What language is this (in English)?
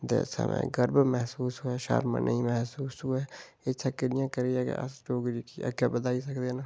Dogri